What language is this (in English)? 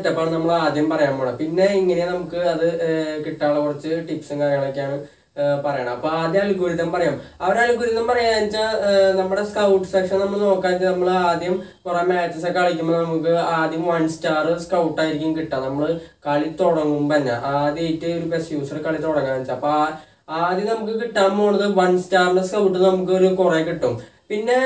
Romanian